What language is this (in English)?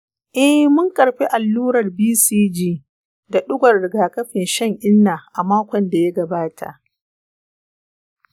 Hausa